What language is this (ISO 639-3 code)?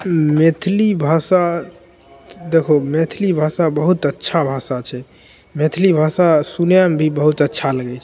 mai